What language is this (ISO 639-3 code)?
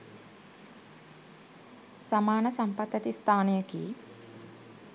sin